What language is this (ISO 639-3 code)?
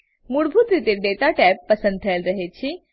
guj